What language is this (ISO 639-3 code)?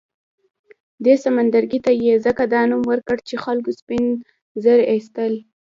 pus